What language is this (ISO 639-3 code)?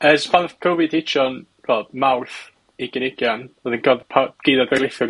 cym